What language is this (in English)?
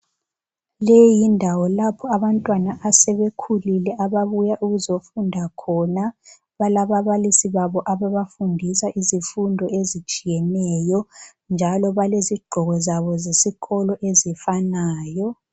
North Ndebele